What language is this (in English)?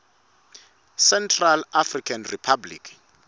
Swati